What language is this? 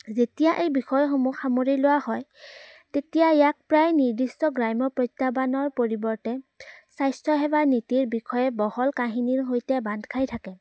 Assamese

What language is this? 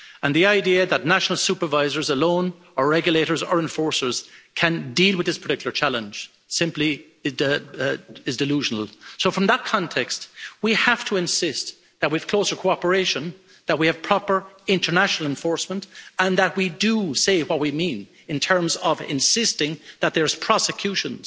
English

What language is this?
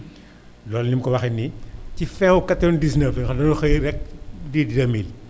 Wolof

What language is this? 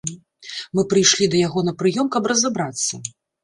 Belarusian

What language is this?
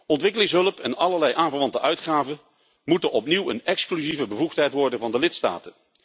Dutch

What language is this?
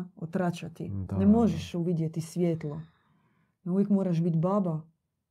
Croatian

